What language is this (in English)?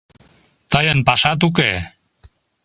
Mari